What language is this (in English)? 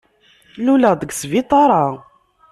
Kabyle